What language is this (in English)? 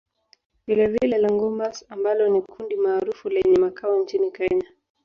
Swahili